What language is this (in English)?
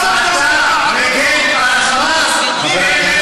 Hebrew